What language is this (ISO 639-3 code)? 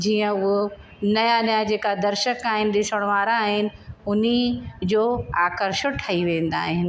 snd